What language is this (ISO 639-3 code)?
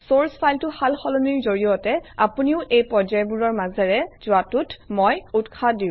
asm